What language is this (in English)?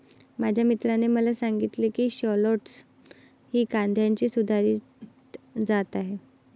Marathi